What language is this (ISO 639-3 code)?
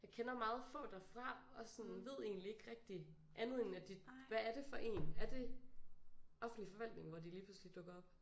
dan